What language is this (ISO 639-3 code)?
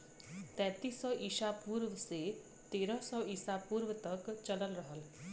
bho